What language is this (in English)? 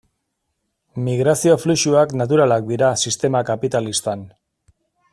Basque